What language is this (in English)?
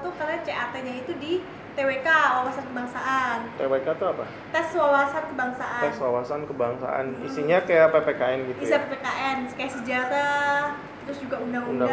Indonesian